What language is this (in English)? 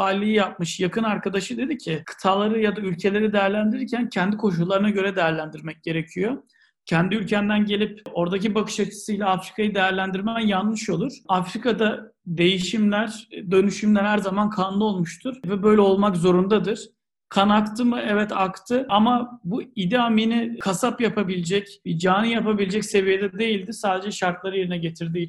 Turkish